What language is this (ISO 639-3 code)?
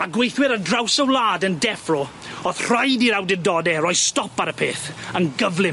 cym